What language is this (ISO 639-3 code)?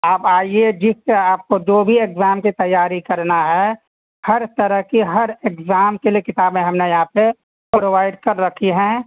urd